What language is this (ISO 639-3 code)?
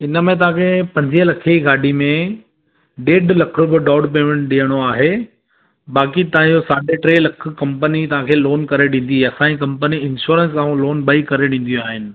snd